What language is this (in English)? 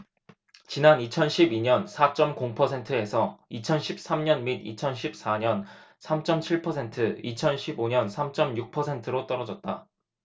Korean